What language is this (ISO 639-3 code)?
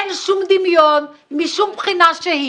heb